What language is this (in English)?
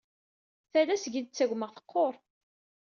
Kabyle